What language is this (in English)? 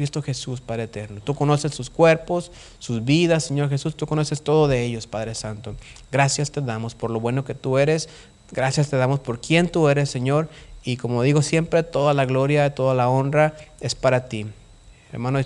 Spanish